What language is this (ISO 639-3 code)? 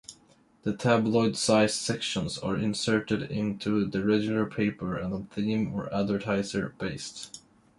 eng